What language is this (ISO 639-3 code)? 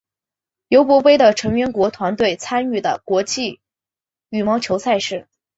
zho